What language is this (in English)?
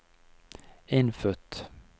Norwegian